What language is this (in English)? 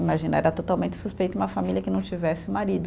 Portuguese